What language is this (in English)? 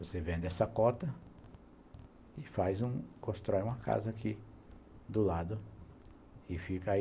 Portuguese